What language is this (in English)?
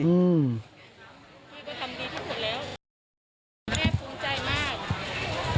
Thai